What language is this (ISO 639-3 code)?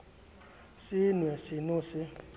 sot